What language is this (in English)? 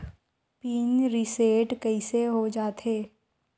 Chhattisgarhi